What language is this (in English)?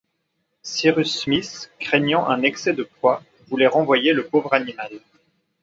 French